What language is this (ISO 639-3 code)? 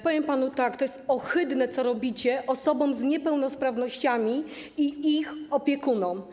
pol